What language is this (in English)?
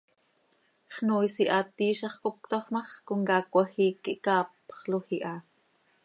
Seri